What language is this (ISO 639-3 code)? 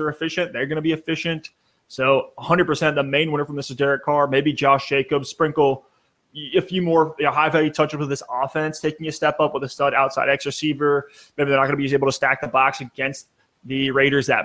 eng